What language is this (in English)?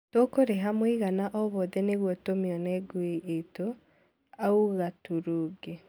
Kikuyu